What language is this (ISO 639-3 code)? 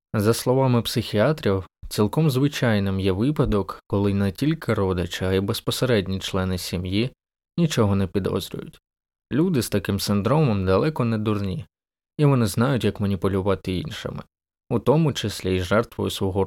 ukr